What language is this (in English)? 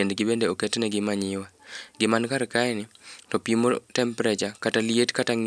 Luo (Kenya and Tanzania)